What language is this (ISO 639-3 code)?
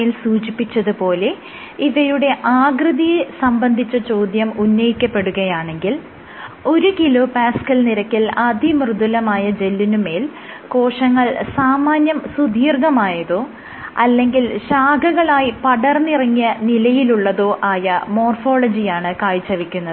mal